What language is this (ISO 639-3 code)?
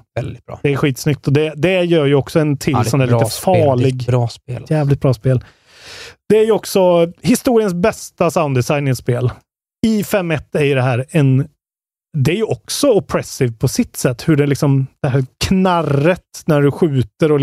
swe